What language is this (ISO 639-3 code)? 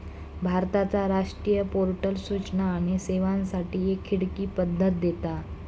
mar